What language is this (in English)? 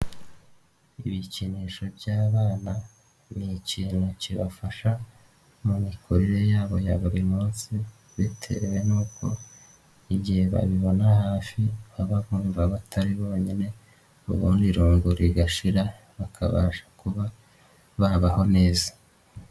Kinyarwanda